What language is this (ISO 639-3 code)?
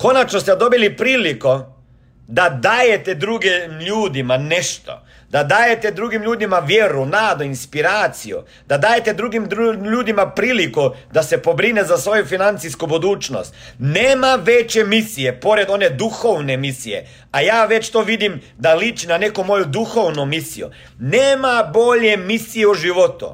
hrv